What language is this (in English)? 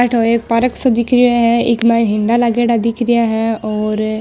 Marwari